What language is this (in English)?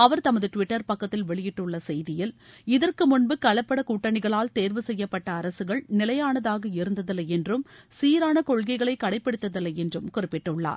Tamil